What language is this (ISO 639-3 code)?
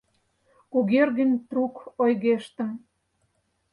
chm